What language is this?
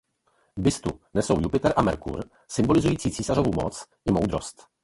Czech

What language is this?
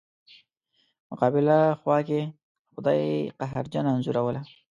Pashto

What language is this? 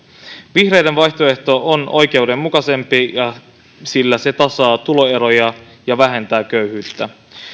Finnish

